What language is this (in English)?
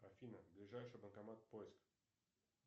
Russian